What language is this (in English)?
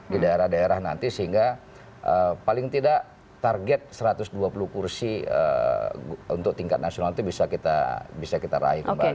Indonesian